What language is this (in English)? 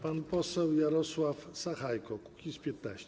Polish